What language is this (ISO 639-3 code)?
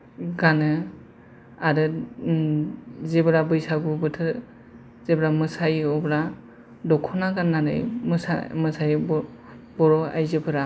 brx